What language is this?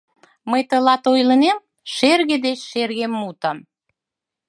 Mari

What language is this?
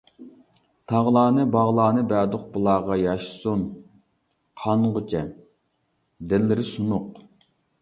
Uyghur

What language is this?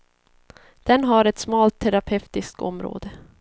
Swedish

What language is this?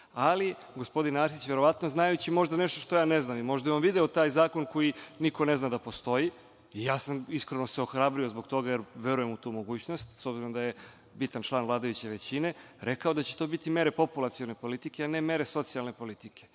Serbian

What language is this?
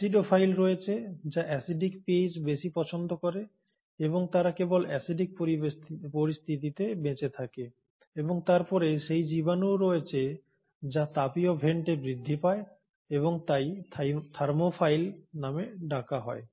Bangla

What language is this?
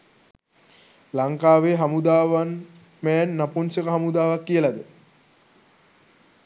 Sinhala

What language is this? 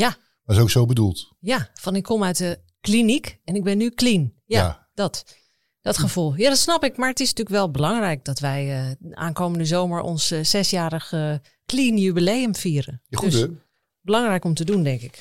Dutch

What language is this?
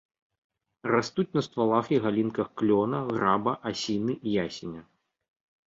Belarusian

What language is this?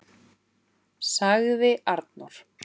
Icelandic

